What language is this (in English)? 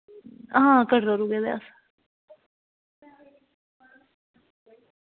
Dogri